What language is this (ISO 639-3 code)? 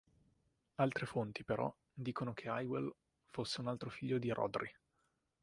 ita